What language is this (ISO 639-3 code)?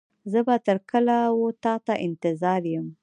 pus